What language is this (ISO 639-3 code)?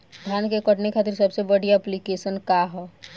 bho